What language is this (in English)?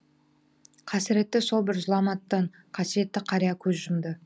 Kazakh